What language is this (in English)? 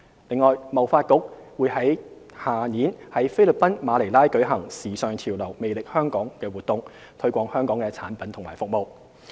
Cantonese